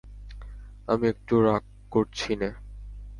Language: Bangla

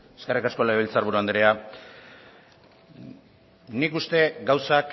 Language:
Basque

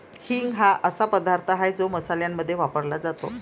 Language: Marathi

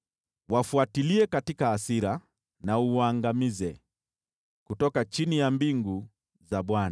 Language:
Swahili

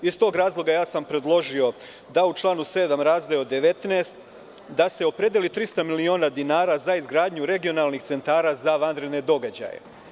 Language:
Serbian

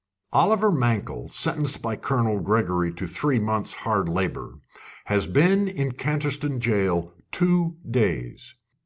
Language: English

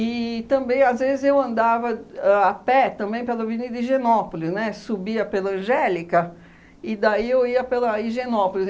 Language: Portuguese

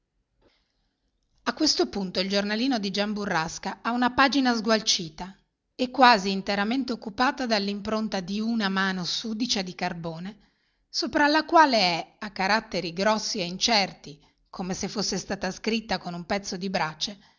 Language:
Italian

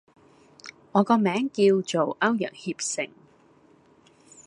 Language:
Cantonese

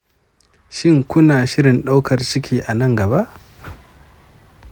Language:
Hausa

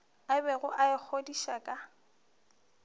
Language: Northern Sotho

